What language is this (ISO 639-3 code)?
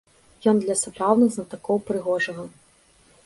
bel